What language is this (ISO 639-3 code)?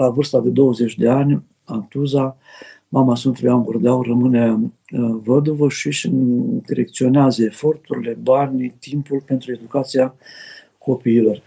ron